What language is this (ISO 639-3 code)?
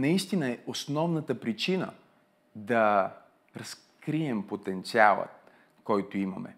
bul